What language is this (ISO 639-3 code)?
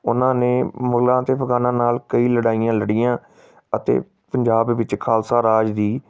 pan